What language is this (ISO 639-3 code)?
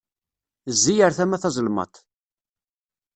kab